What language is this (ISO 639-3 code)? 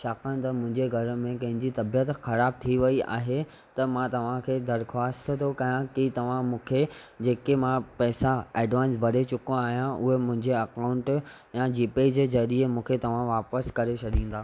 snd